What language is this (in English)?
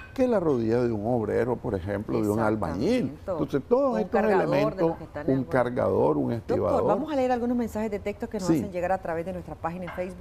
Spanish